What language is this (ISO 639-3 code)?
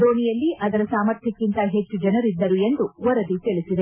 kan